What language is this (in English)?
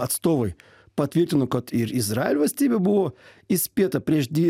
Lithuanian